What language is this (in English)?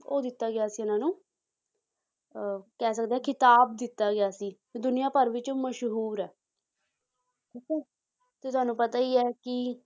Punjabi